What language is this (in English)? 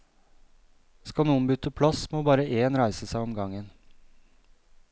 Norwegian